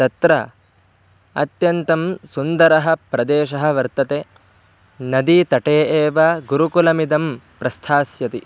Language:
Sanskrit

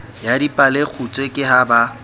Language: Southern Sotho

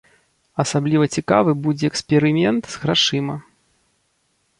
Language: Belarusian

